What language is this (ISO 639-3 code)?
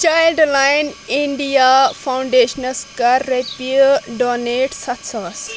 kas